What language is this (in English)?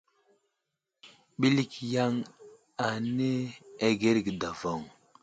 Wuzlam